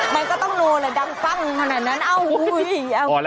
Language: Thai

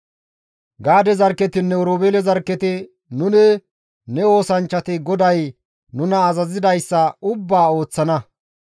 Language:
Gamo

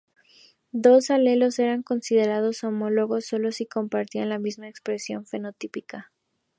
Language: Spanish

